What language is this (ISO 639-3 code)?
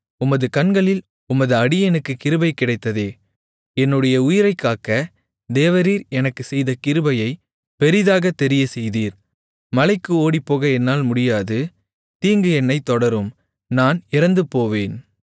tam